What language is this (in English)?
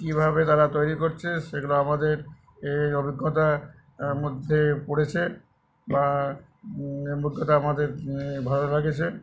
Bangla